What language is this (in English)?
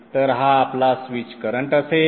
Marathi